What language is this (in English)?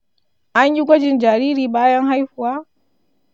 Hausa